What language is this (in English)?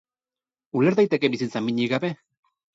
Basque